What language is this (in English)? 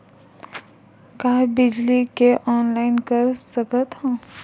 Chhattisgarhi